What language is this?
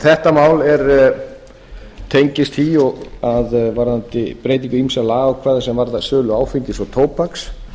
Icelandic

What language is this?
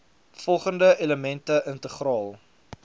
Afrikaans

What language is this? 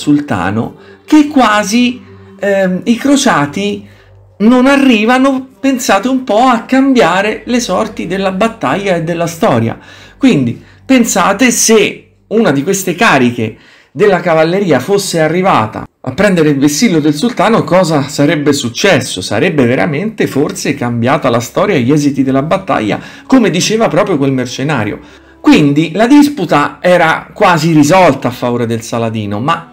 Italian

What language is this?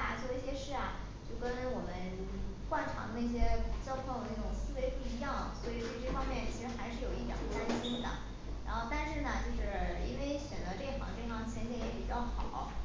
Chinese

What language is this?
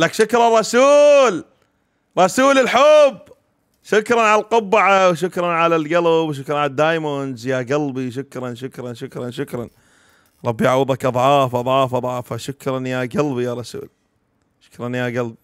Arabic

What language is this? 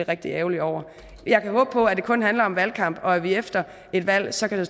Danish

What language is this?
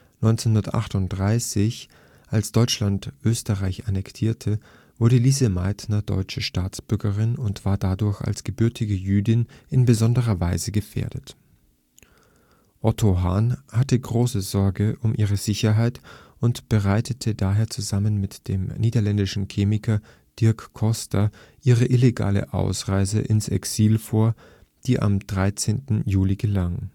German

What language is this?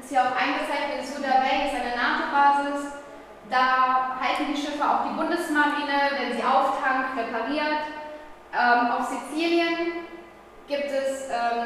German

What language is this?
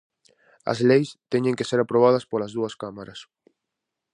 Galician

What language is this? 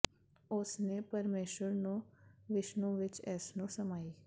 Punjabi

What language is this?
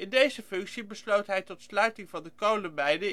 Dutch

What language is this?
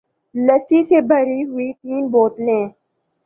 Urdu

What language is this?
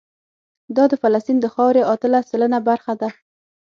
Pashto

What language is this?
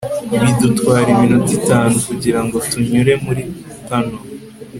Kinyarwanda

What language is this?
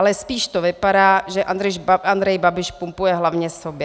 Czech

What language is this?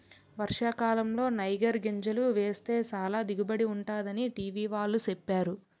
Telugu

